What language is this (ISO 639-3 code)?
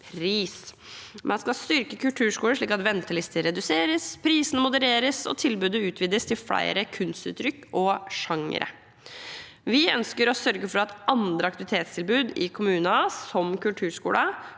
nor